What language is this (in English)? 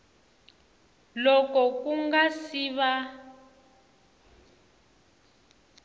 Tsonga